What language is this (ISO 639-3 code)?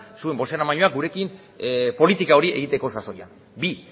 eus